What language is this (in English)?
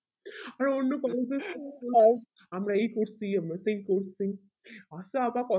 Bangla